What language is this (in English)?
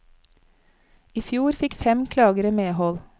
Norwegian